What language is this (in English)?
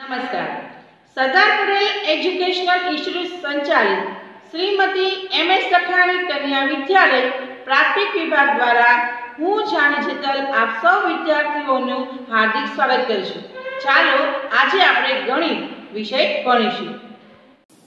Romanian